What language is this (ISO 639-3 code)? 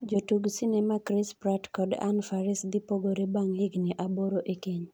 luo